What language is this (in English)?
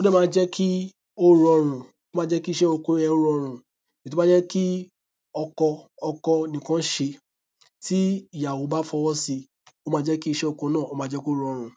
Yoruba